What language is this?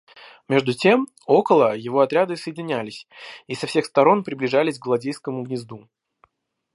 Russian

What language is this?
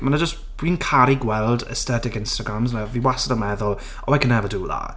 Welsh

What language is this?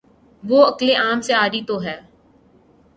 Urdu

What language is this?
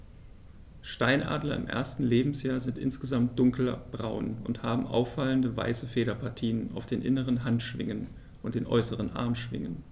German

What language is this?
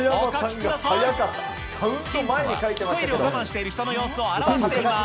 Japanese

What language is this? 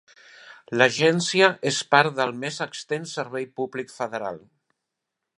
Catalan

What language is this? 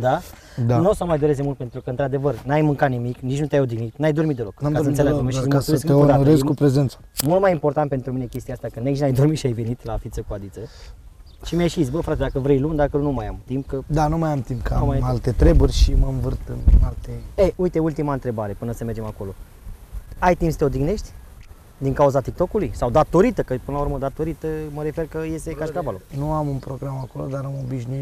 Romanian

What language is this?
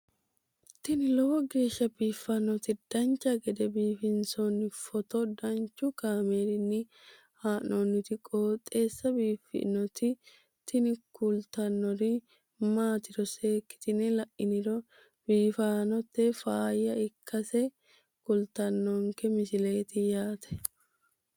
Sidamo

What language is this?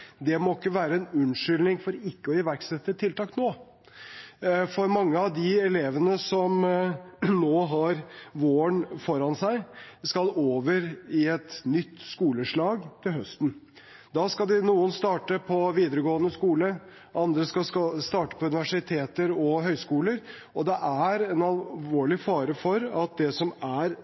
Norwegian Bokmål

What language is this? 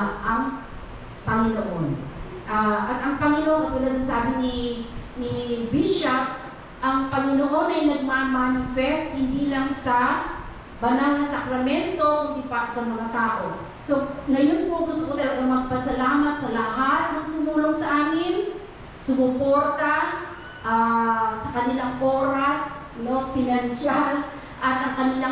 Filipino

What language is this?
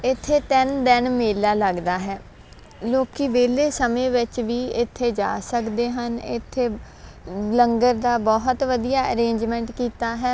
Punjabi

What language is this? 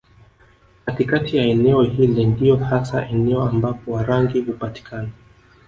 Swahili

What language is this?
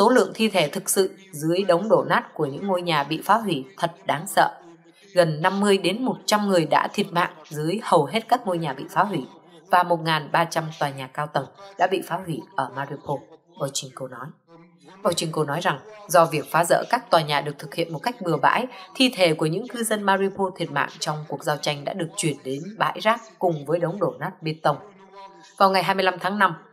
Vietnamese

